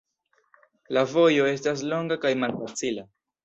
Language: Esperanto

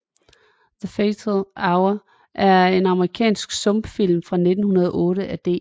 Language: Danish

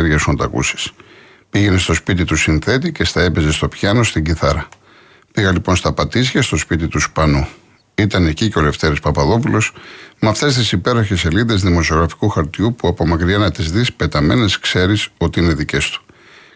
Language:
Greek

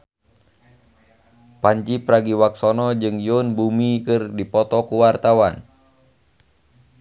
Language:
Sundanese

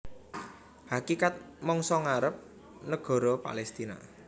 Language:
Javanese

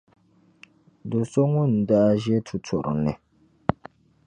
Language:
Dagbani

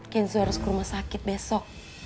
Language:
Indonesian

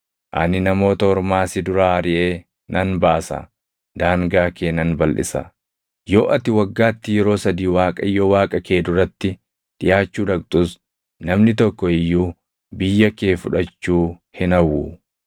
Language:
Oromo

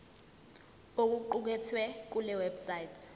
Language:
Zulu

